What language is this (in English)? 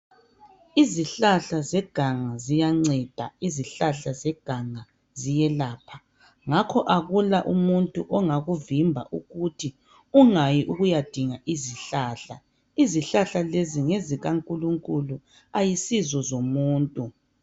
North Ndebele